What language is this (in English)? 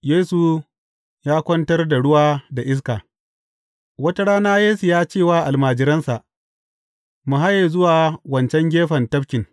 Hausa